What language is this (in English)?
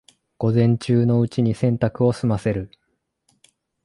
Japanese